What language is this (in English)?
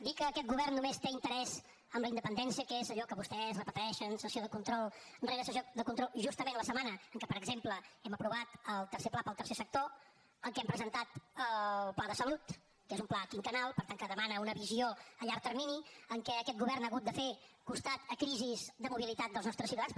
Catalan